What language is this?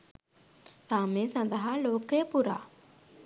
Sinhala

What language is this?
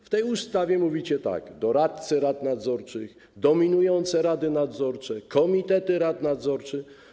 Polish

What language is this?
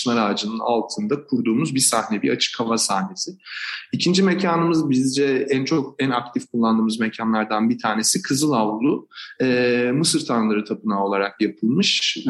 Turkish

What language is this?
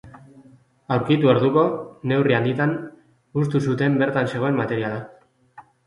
Basque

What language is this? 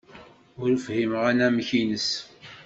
Kabyle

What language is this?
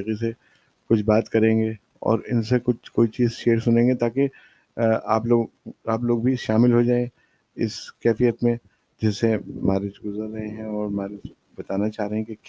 Urdu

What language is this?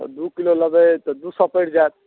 Maithili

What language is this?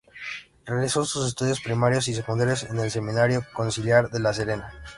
Spanish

